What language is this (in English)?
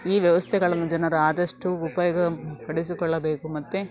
Kannada